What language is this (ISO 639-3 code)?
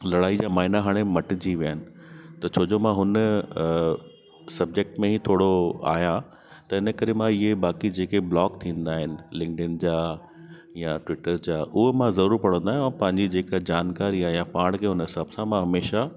snd